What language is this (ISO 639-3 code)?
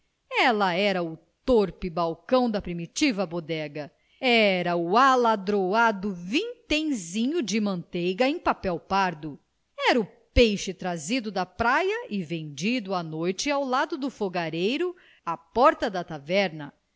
por